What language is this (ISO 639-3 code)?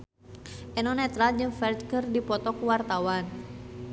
sun